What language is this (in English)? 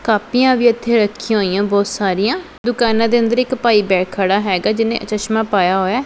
Punjabi